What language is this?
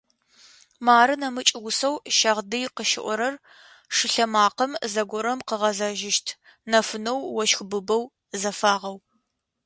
Adyghe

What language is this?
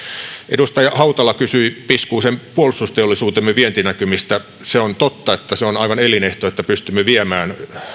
Finnish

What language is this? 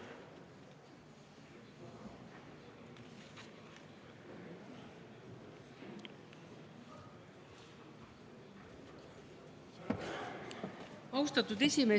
Estonian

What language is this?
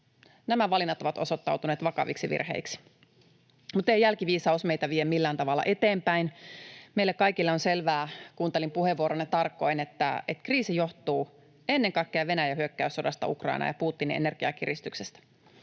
Finnish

